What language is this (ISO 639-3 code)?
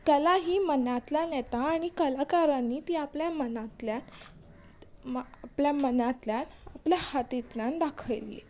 kok